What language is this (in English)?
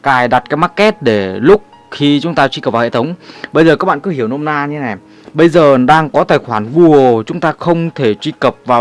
Vietnamese